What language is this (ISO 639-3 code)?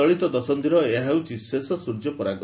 ori